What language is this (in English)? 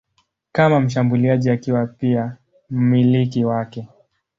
Swahili